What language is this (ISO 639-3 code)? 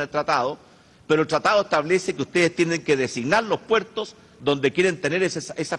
spa